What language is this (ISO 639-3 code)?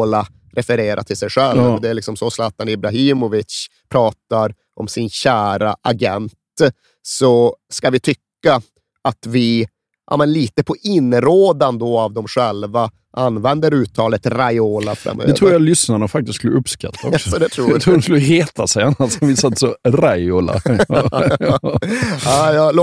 swe